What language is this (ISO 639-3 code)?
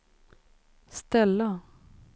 swe